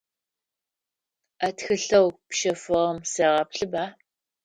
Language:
Adyghe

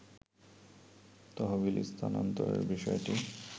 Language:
Bangla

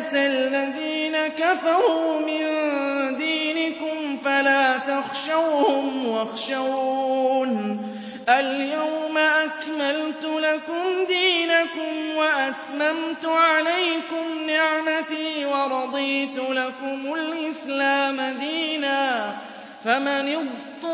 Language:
Arabic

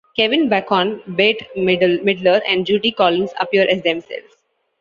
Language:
English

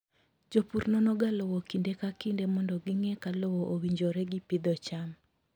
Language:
Luo (Kenya and Tanzania)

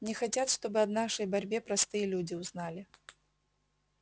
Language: Russian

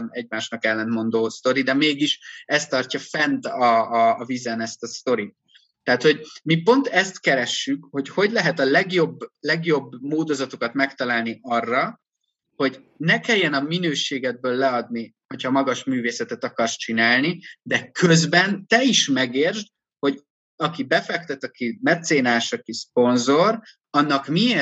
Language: Hungarian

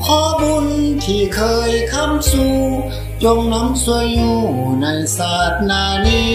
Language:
Thai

